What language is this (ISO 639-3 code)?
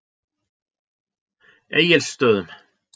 isl